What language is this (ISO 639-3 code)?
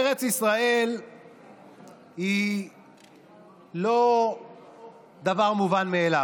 heb